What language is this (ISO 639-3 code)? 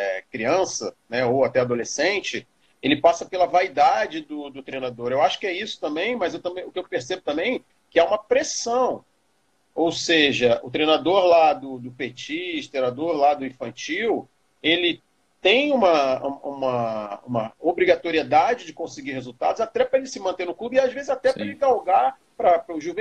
por